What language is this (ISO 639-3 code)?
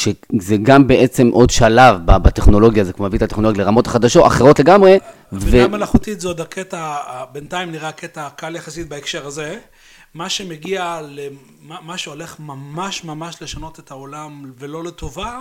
heb